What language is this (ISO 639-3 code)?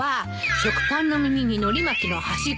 jpn